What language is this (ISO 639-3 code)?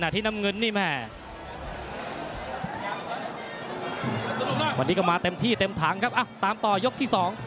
tha